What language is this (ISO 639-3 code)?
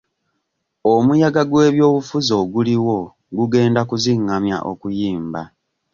lug